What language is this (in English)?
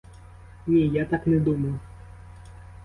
Ukrainian